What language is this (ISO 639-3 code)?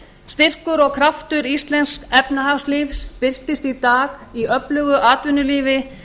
isl